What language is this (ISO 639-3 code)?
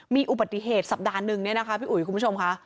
tha